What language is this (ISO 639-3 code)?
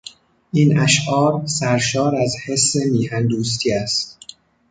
fas